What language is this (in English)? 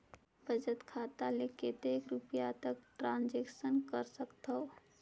Chhattisgarhi